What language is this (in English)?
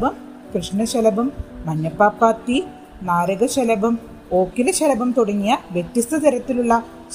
Malayalam